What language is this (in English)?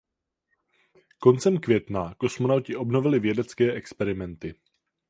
Czech